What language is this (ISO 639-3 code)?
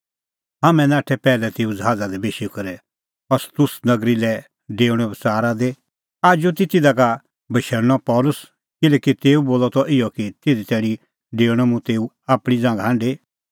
kfx